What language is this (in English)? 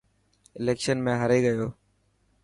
Dhatki